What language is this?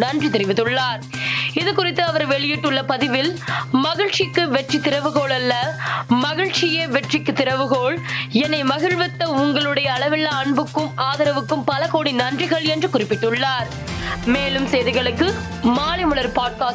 Tamil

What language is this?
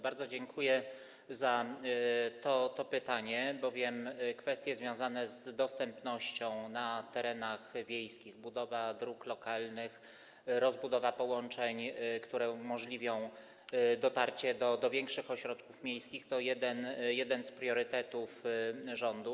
Polish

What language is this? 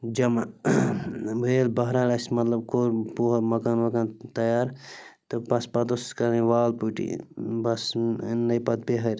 Kashmiri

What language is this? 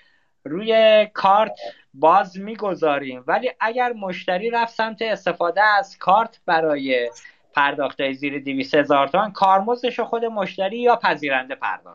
Persian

